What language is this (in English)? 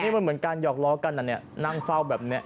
Thai